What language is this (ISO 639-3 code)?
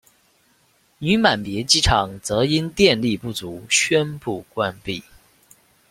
zho